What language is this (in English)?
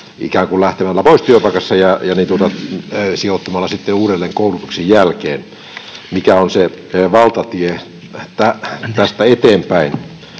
Finnish